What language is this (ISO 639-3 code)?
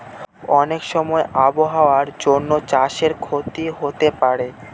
ben